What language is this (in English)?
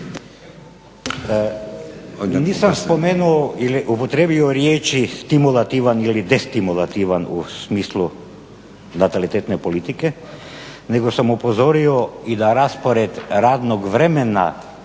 Croatian